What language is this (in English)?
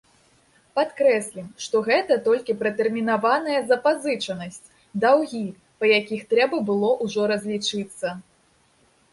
Belarusian